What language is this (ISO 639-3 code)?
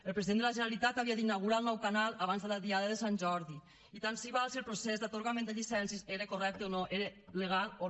cat